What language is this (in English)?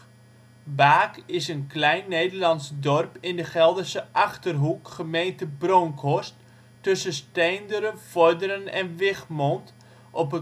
Dutch